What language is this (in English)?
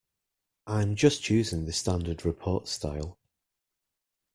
English